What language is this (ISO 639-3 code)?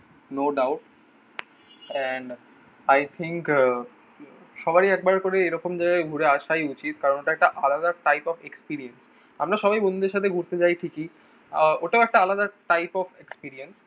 ben